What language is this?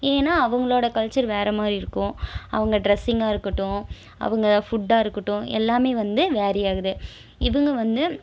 Tamil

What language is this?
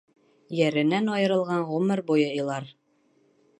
Bashkir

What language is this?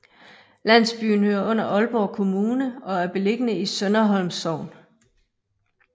Danish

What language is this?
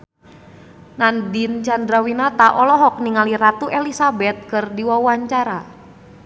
Sundanese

